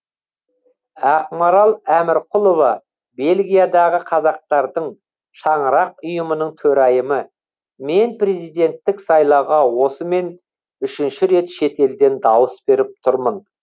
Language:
Kazakh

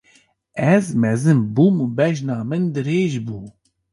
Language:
Kurdish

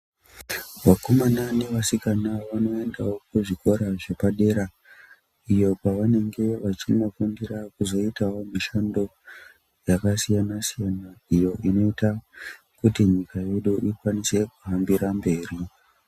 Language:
Ndau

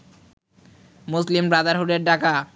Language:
Bangla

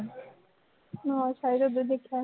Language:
Punjabi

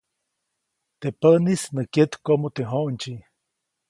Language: Copainalá Zoque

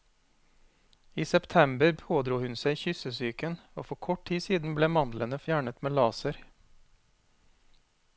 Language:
Norwegian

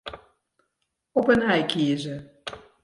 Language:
Western Frisian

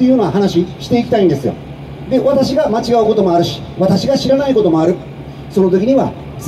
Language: Japanese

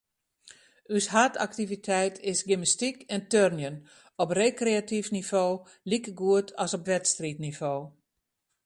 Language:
Western Frisian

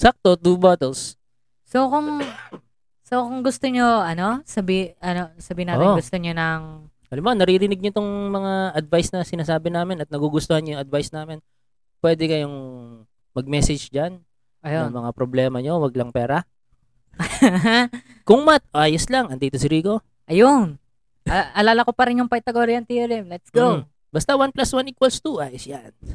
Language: Filipino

